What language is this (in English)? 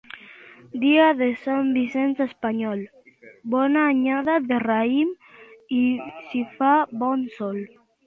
Catalan